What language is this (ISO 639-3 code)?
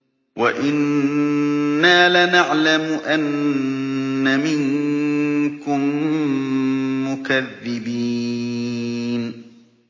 ara